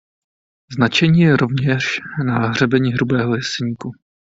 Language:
Czech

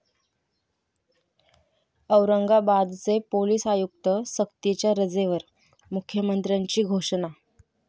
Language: Marathi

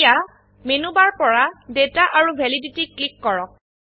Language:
Assamese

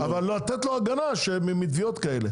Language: Hebrew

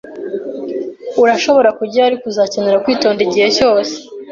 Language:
Kinyarwanda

